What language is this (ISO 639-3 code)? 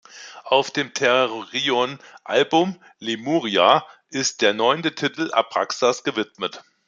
deu